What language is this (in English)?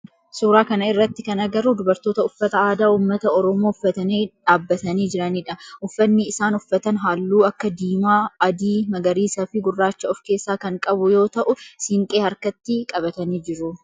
Oromo